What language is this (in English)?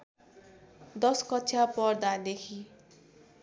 Nepali